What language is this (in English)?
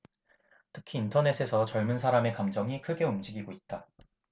Korean